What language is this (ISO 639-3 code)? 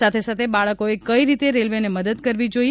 guj